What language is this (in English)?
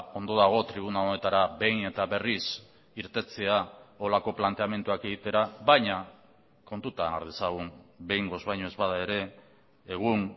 Basque